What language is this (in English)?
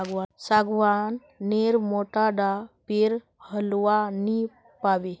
Magahi